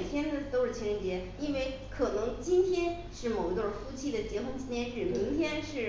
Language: Chinese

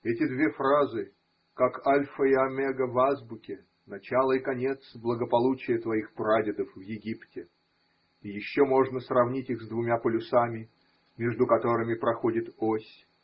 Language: Russian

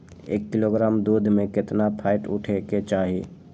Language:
Magahi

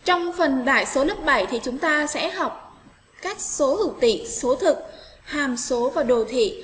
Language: Vietnamese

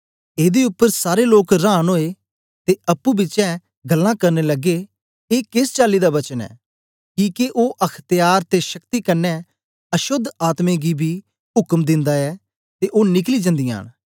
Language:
Dogri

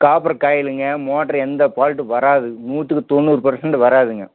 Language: Tamil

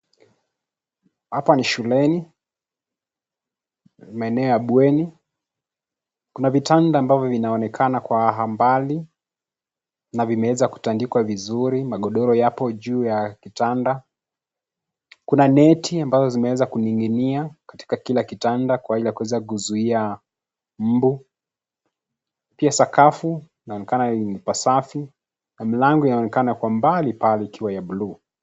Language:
Swahili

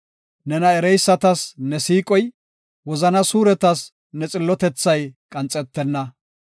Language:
Gofa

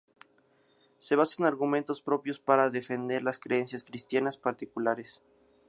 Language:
Spanish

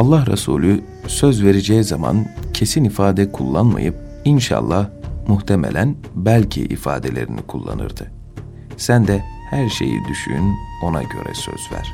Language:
Turkish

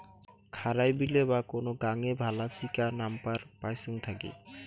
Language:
Bangla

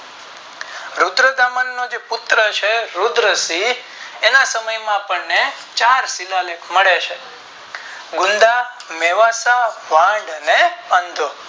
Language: Gujarati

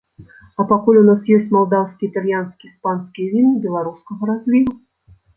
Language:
Belarusian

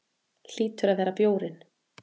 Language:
Icelandic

